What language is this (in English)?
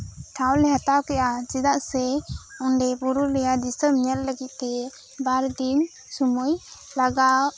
Santali